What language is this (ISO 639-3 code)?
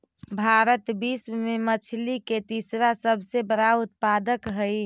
mag